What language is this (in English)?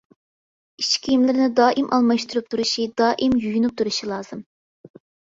Uyghur